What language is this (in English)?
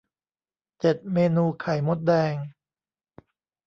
Thai